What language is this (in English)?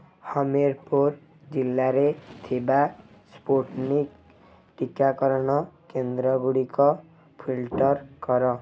Odia